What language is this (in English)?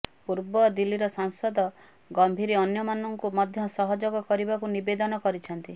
Odia